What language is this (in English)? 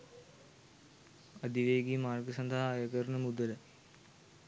Sinhala